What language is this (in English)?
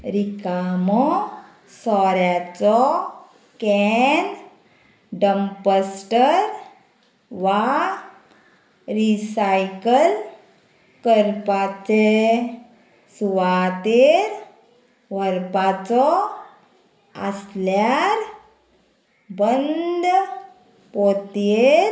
Konkani